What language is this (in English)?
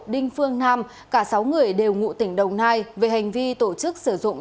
Vietnamese